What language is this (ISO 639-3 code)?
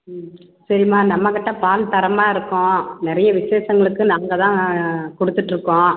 tam